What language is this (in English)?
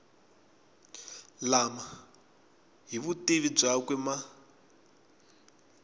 Tsonga